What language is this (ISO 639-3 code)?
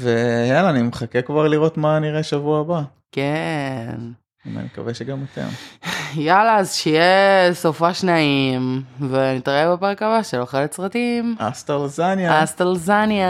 heb